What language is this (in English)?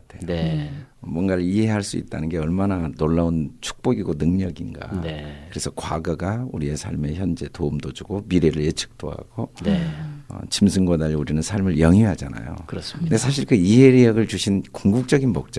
Korean